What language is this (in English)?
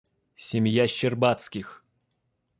Russian